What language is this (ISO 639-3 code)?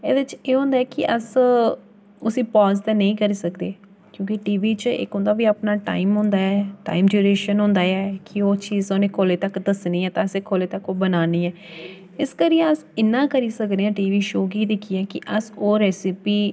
doi